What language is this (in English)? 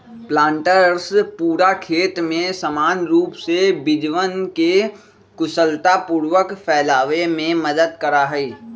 Magahi